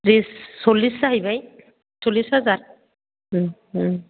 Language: Bodo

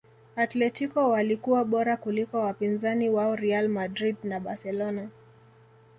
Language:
Swahili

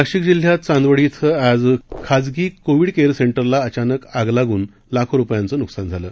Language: Marathi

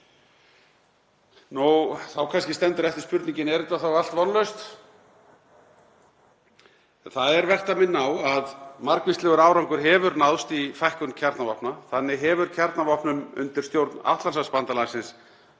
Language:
Icelandic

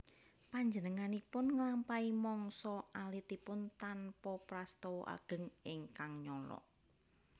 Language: Javanese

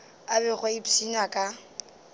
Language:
Northern Sotho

